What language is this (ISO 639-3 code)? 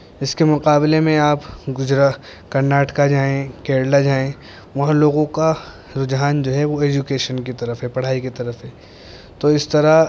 urd